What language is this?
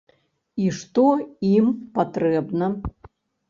Belarusian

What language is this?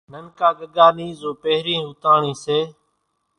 Kachi Koli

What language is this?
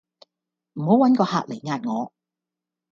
Cantonese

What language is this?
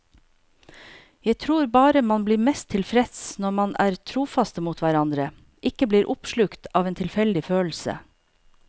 Norwegian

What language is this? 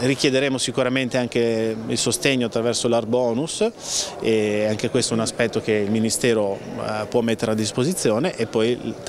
Italian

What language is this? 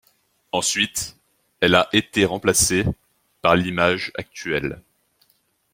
French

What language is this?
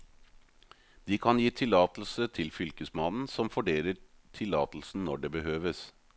Norwegian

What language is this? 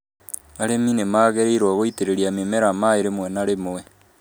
Kikuyu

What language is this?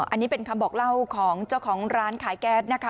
Thai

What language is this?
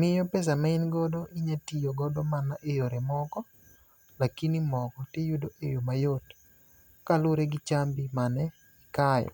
Luo (Kenya and Tanzania)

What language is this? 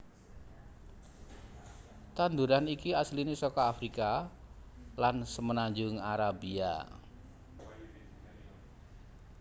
Javanese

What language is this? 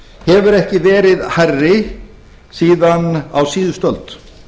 Icelandic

